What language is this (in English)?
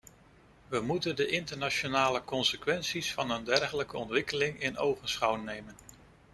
Dutch